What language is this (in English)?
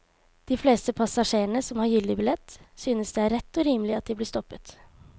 Norwegian